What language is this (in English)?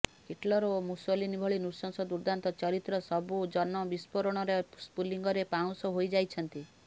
Odia